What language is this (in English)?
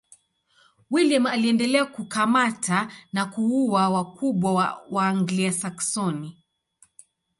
Swahili